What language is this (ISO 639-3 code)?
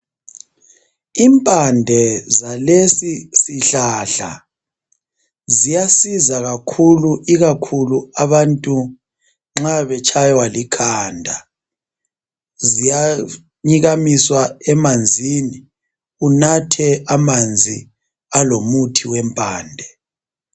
nde